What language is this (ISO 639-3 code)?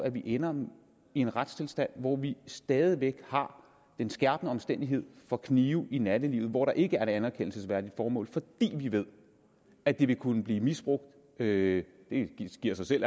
dan